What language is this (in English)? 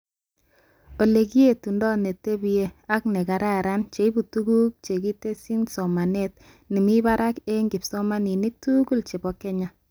Kalenjin